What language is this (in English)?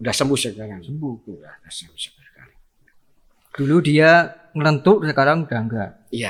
Indonesian